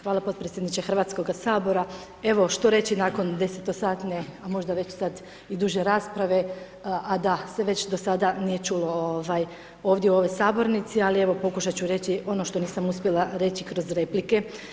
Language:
Croatian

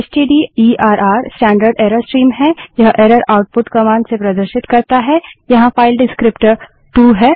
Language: Hindi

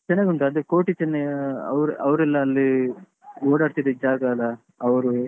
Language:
Kannada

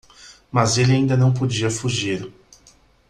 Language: Portuguese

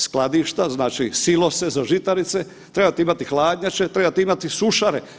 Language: Croatian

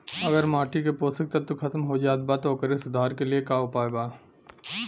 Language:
Bhojpuri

